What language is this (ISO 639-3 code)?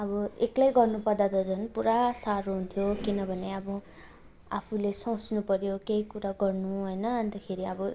nep